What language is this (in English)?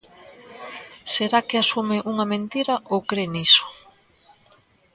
Galician